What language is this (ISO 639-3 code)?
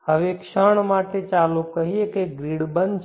guj